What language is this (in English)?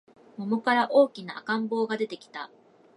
Japanese